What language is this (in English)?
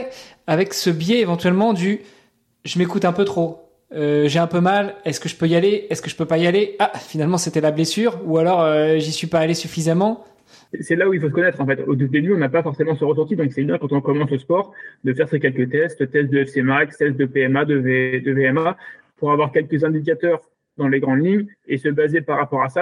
French